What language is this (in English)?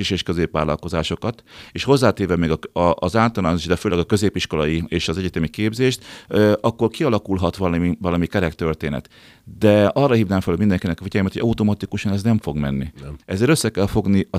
Hungarian